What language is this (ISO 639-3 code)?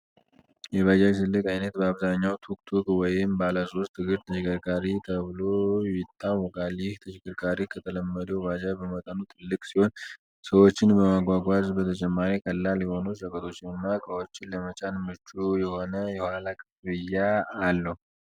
amh